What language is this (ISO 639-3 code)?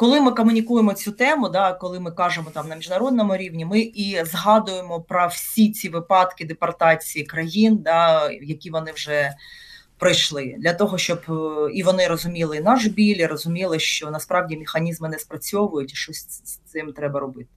ukr